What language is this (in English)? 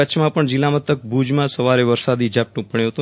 Gujarati